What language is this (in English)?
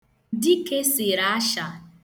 Igbo